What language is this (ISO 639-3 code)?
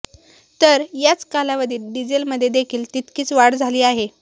mar